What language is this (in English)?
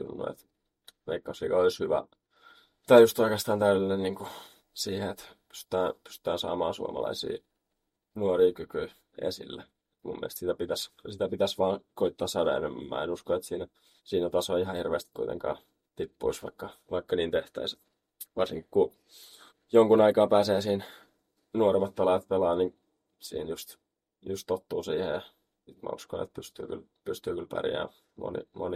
Finnish